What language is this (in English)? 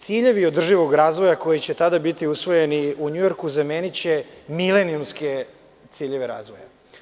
Serbian